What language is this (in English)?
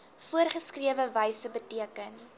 Afrikaans